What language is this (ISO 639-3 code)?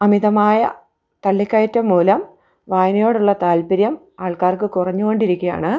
mal